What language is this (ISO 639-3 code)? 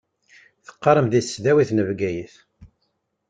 kab